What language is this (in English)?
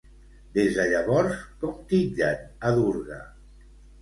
Catalan